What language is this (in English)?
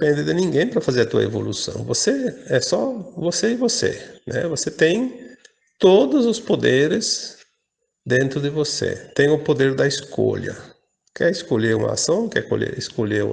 Portuguese